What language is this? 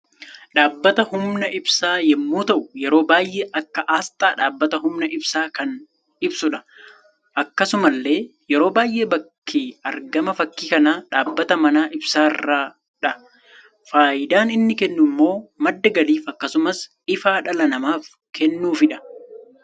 Oromo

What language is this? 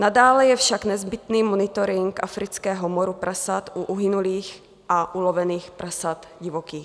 Czech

